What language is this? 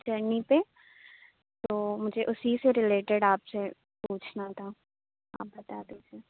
Urdu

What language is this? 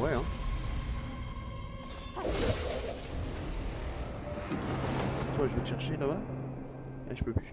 French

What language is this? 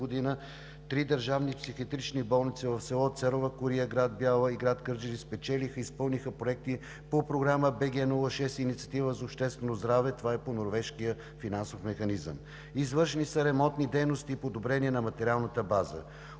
Bulgarian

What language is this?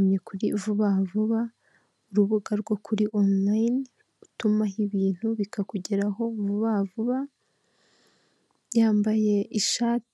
Kinyarwanda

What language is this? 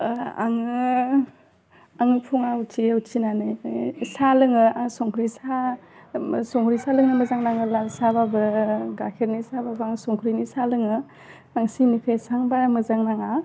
Bodo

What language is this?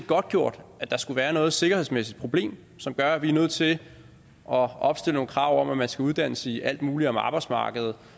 Danish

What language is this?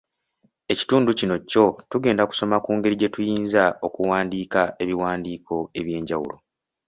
Ganda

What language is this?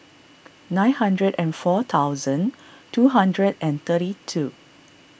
English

